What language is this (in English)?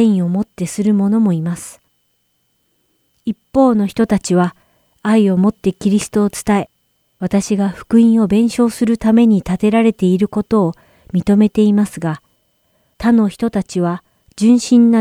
Japanese